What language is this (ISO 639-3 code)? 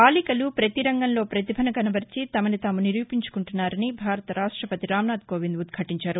tel